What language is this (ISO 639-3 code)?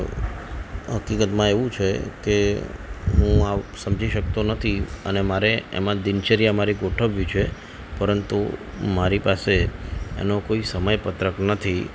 guj